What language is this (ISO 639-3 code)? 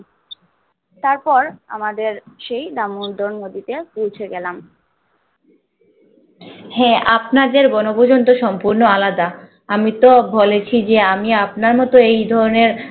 ben